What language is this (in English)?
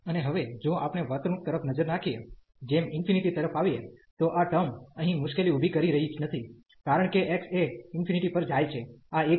Gujarati